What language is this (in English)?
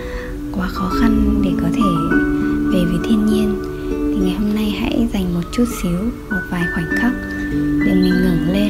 Vietnamese